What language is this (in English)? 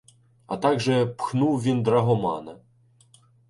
Ukrainian